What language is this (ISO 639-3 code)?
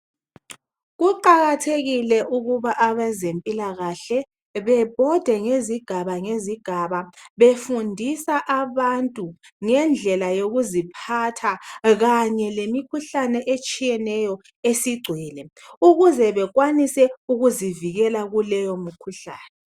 nde